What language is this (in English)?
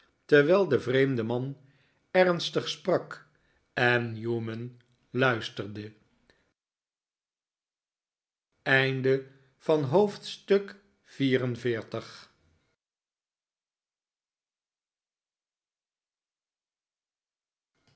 Dutch